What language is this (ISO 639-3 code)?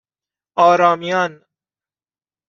fas